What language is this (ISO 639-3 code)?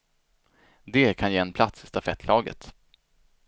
swe